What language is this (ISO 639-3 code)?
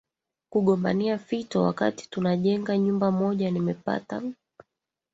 swa